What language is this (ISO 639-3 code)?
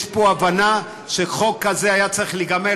heb